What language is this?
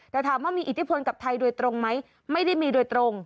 Thai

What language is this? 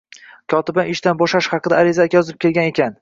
Uzbek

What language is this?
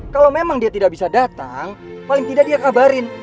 Indonesian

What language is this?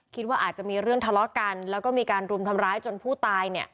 Thai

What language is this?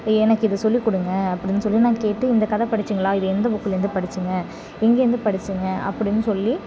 Tamil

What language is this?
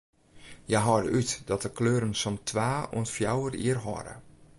Western Frisian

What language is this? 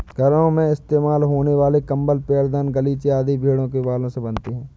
Hindi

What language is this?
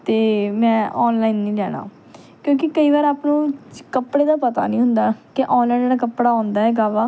Punjabi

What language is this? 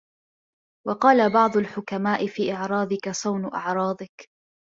Arabic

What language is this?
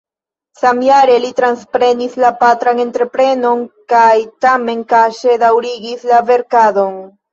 Esperanto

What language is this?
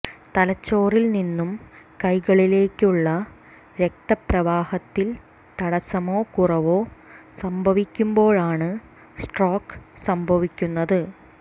Malayalam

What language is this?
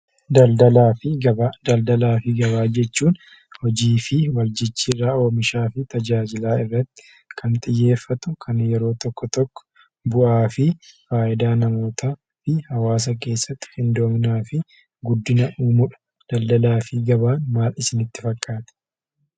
Oromo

